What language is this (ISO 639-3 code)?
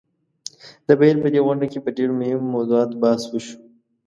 pus